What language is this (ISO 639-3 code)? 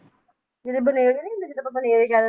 pan